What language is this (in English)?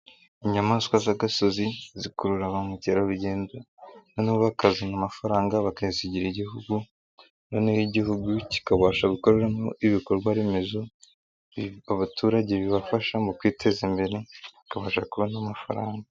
Kinyarwanda